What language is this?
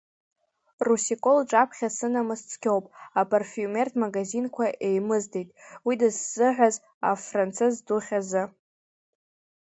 Abkhazian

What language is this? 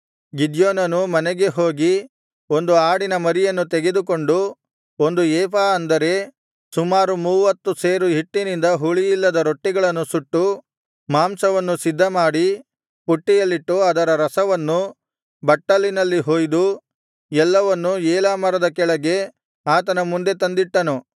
Kannada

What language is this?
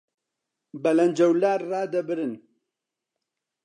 Central Kurdish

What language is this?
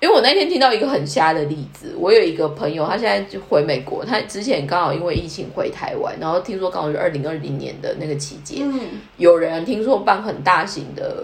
Chinese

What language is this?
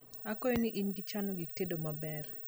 Luo (Kenya and Tanzania)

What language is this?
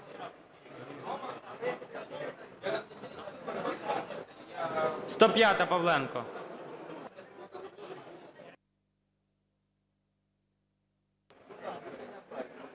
Ukrainian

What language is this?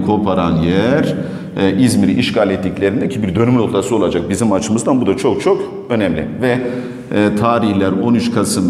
Turkish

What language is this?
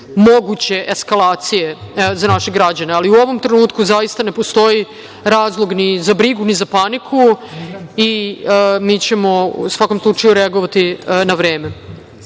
Serbian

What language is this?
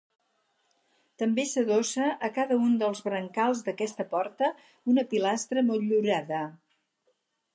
Catalan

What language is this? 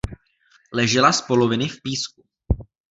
Czech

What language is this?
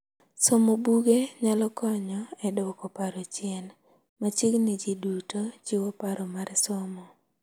Luo (Kenya and Tanzania)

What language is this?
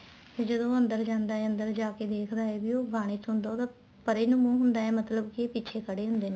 Punjabi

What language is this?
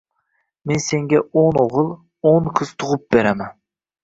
Uzbek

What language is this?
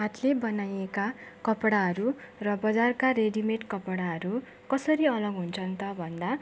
Nepali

